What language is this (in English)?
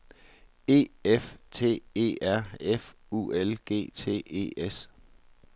Danish